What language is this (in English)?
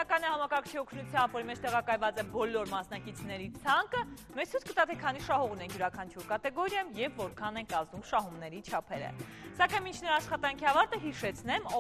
Romanian